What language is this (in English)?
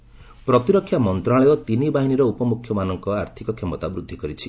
Odia